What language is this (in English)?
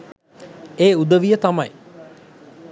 Sinhala